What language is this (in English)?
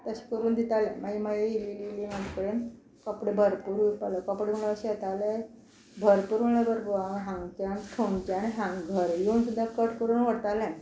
Konkani